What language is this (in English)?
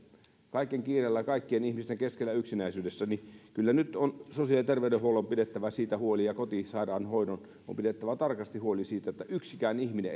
Finnish